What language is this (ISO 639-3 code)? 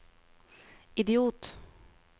nor